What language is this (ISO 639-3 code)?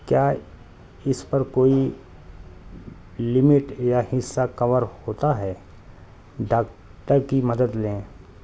urd